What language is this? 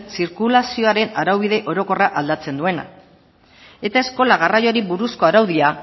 Basque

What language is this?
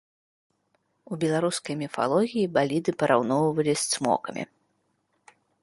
Belarusian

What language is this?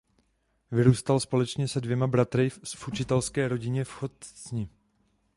Czech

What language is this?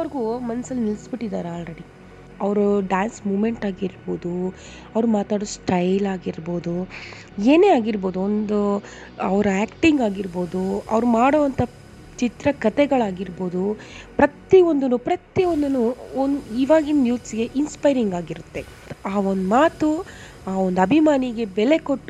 Kannada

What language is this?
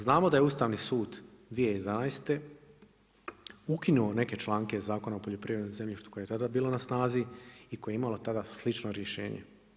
Croatian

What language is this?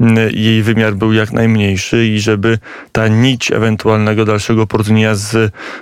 Polish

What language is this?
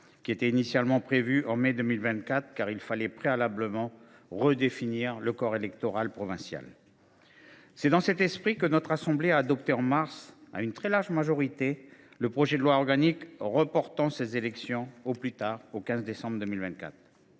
French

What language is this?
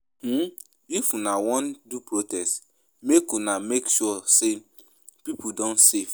Nigerian Pidgin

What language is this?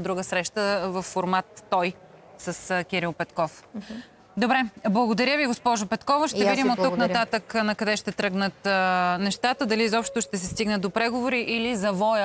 Bulgarian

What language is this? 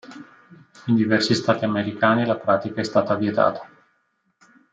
Italian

